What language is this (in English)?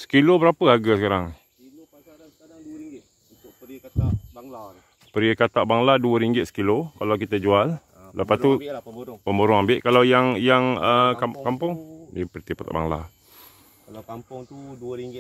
Malay